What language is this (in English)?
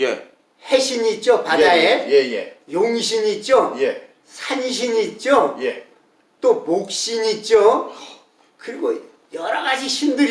Korean